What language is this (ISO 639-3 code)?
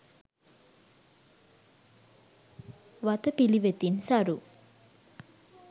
sin